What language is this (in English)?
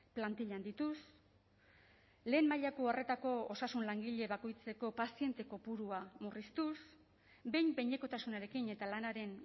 Basque